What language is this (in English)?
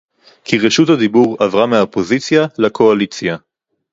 Hebrew